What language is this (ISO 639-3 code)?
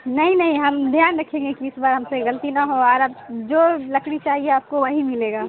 urd